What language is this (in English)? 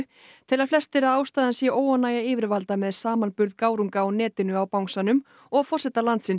Icelandic